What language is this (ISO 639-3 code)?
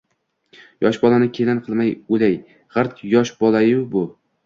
uzb